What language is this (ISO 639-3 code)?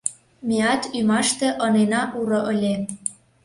chm